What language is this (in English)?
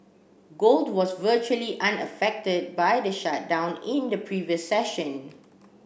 English